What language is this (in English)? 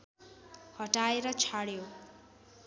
Nepali